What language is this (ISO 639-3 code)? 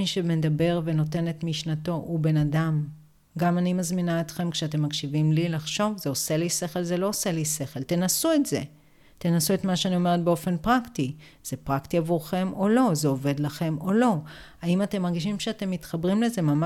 heb